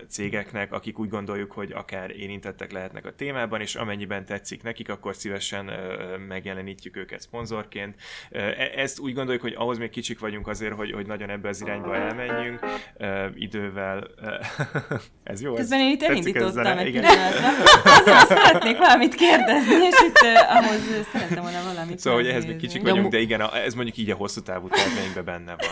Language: Hungarian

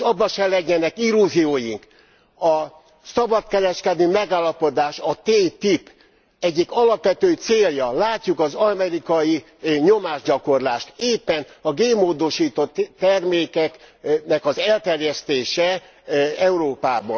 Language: Hungarian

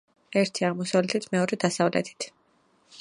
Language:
Georgian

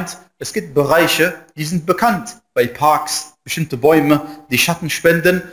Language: German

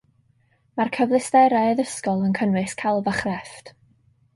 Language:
Welsh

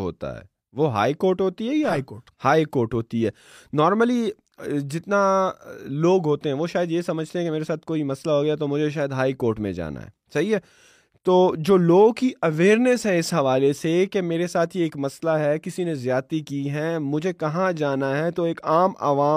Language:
Urdu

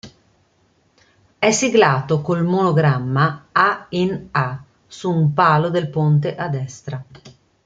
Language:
Italian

